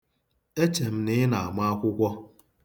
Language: Igbo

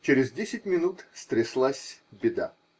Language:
Russian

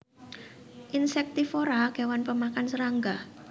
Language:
Javanese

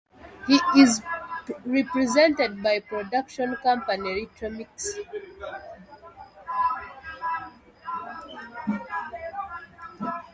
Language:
English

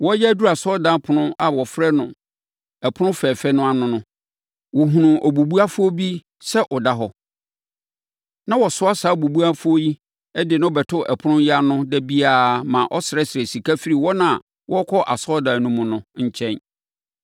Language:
Akan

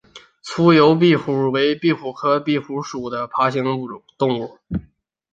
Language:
Chinese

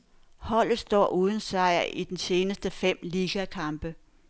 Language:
Danish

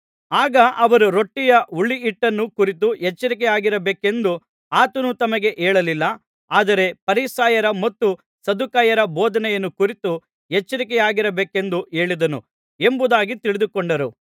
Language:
Kannada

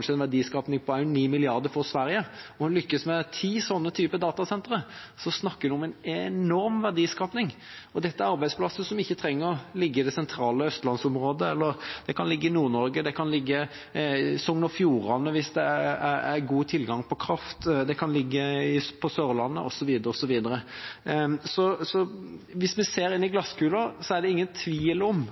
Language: Norwegian Bokmål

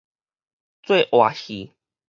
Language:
Min Nan Chinese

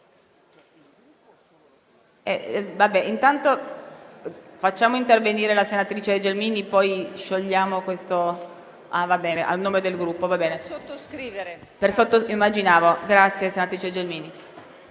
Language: Italian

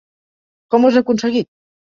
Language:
Catalan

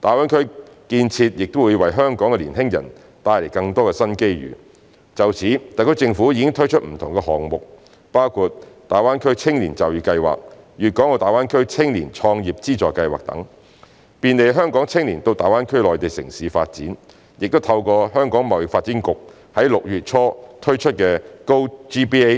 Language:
Cantonese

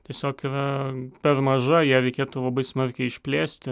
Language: Lithuanian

